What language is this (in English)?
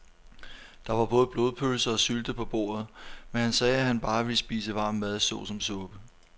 Danish